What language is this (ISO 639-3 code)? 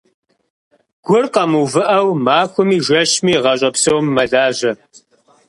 kbd